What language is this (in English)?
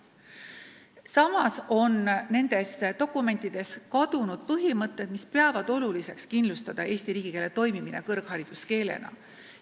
Estonian